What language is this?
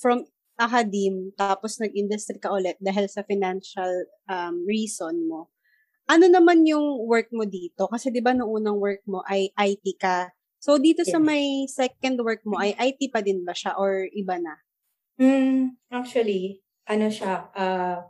Filipino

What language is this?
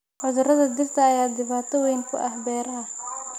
Somali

